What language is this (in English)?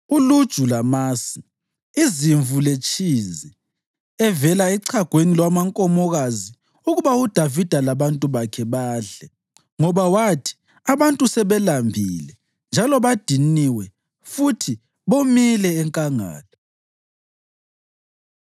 North Ndebele